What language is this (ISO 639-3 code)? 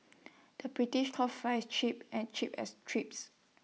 eng